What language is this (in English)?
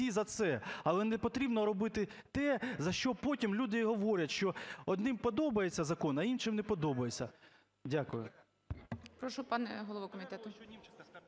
Ukrainian